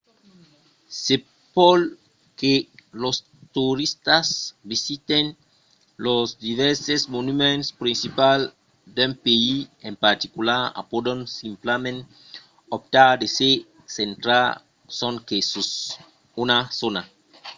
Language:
Occitan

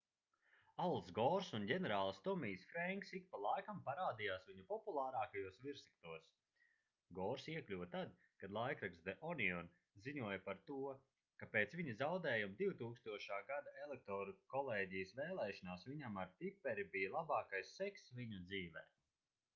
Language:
Latvian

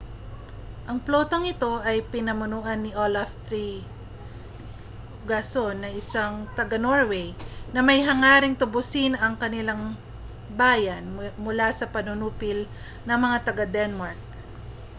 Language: Filipino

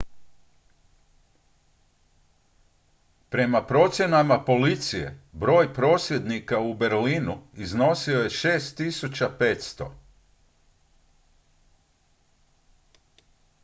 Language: Croatian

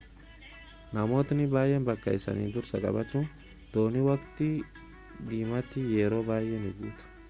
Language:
Oromo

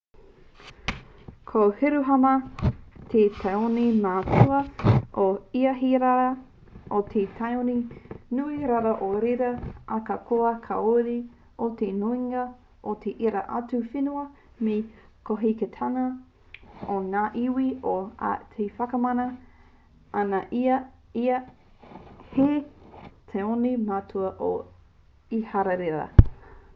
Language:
Māori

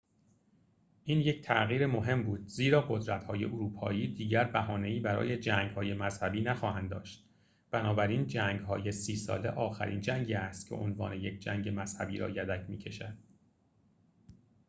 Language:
Persian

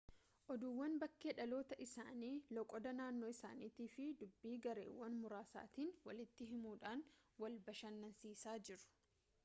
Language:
Oromo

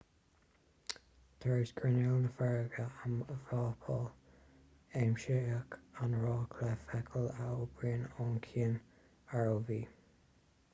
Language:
Irish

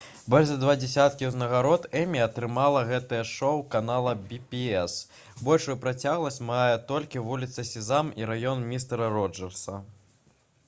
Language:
Belarusian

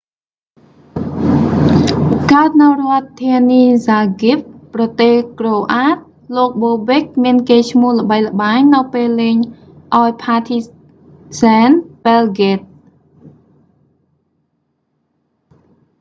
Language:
Khmer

